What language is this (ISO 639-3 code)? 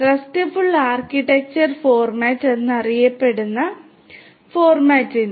mal